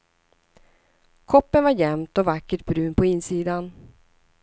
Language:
Swedish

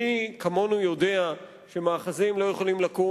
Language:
Hebrew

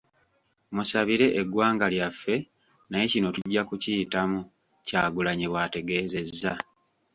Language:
Ganda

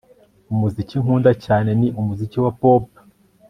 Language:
Kinyarwanda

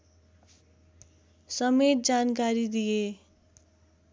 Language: Nepali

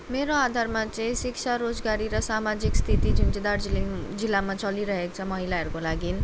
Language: Nepali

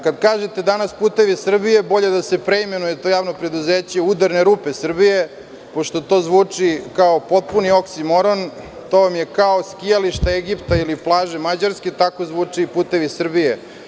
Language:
Serbian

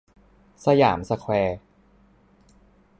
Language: Thai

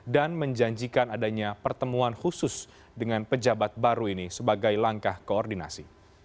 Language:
Indonesian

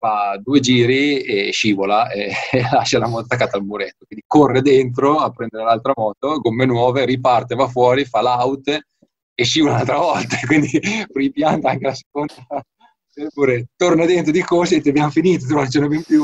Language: Italian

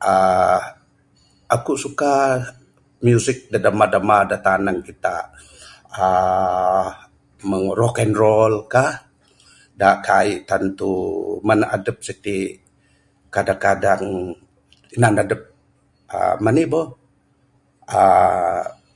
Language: Bukar-Sadung Bidayuh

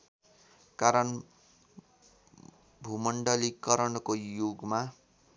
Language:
Nepali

